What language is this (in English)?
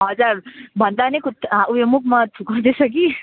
Nepali